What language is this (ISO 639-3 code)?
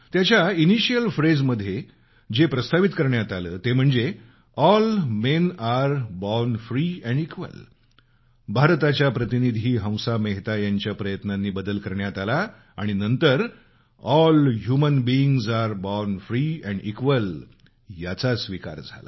mar